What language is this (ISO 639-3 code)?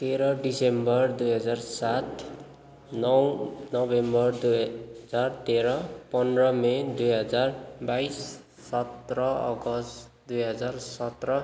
nep